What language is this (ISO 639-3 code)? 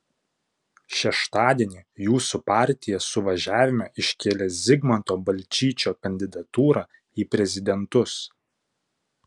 lit